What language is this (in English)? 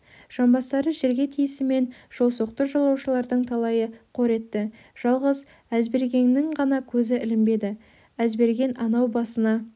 Kazakh